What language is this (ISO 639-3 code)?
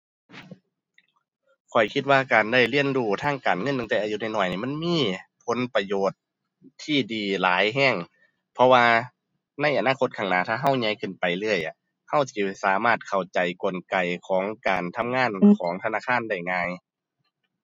tha